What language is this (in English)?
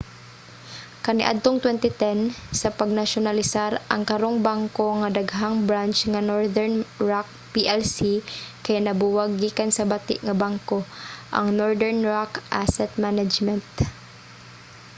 Cebuano